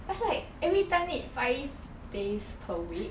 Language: English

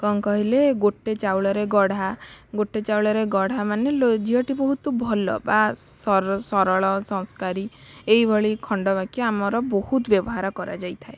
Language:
Odia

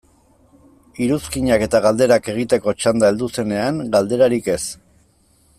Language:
Basque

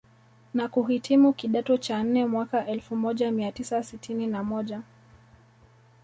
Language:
Swahili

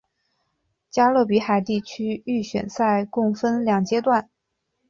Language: Chinese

